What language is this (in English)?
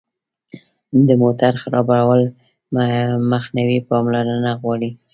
Pashto